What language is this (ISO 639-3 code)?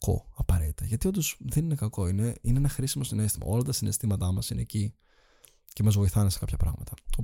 ell